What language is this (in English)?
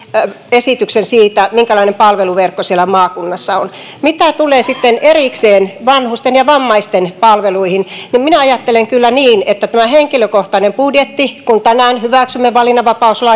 Finnish